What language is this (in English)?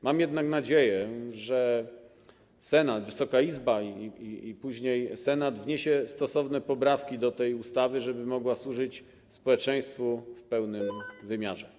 Polish